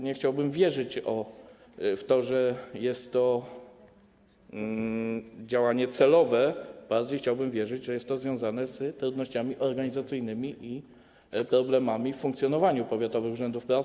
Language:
Polish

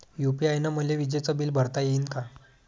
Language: Marathi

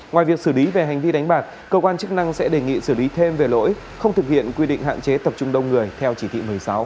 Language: Vietnamese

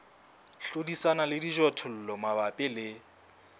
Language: Southern Sotho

